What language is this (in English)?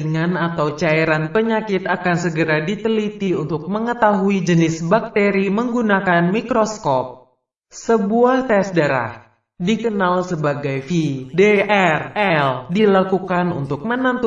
Indonesian